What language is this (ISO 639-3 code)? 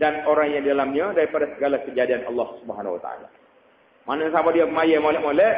msa